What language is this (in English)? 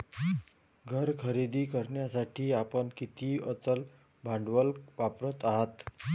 Marathi